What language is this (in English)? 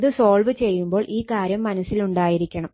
Malayalam